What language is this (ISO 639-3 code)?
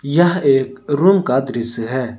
hin